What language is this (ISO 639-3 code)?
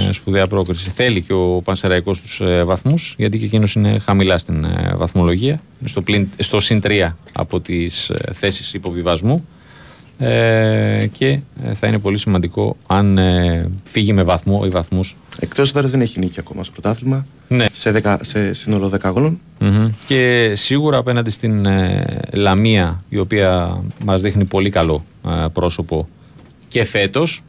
ell